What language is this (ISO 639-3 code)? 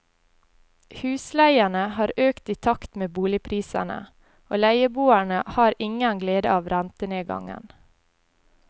nor